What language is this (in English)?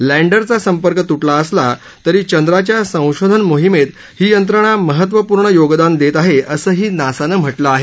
Marathi